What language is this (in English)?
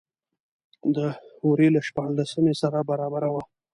Pashto